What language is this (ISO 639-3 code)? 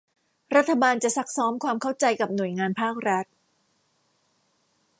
tha